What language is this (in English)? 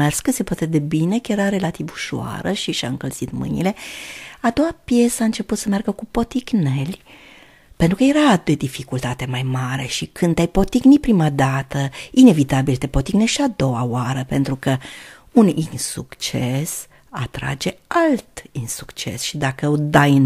Romanian